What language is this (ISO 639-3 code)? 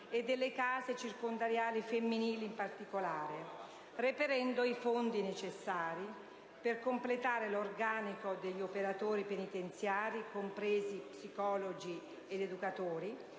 ita